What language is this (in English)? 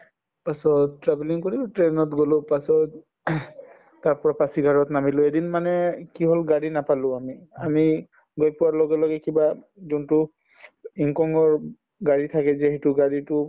Assamese